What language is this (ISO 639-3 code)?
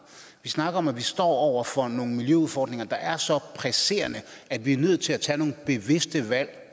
dan